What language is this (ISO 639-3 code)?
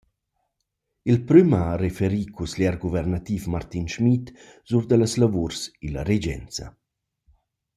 roh